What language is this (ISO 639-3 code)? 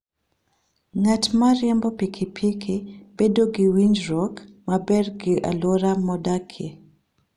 luo